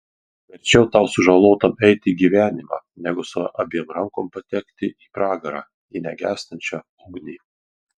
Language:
Lithuanian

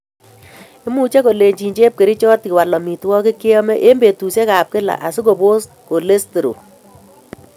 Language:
Kalenjin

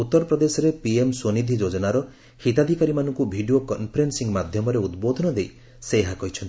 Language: Odia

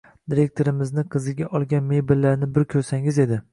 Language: Uzbek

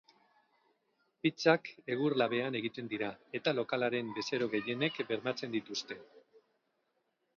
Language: Basque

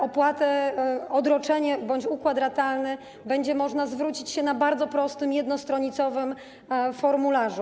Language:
Polish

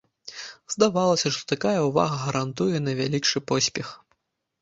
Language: Belarusian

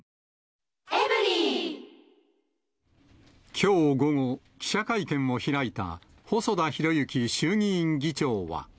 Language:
Japanese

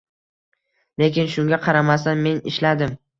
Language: Uzbek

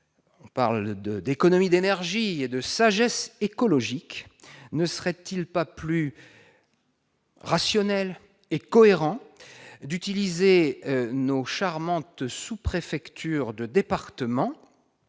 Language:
French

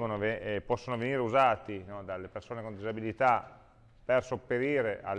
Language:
Italian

